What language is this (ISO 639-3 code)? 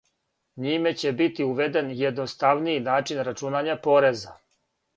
srp